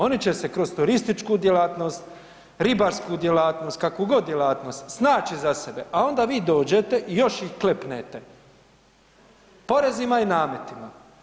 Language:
Croatian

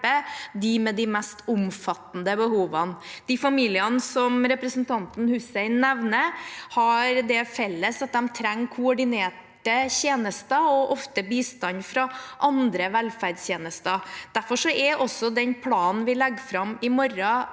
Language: Norwegian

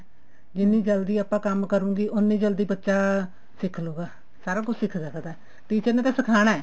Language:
Punjabi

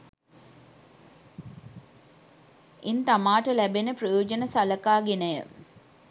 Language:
Sinhala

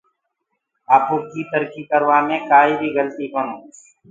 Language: Gurgula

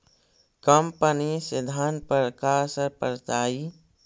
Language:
Magahi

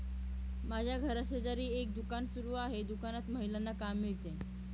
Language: Marathi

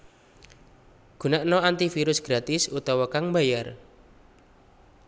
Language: Javanese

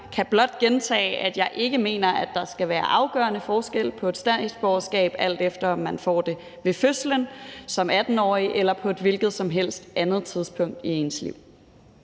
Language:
Danish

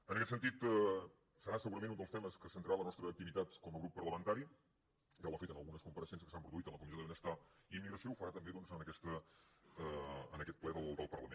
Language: Catalan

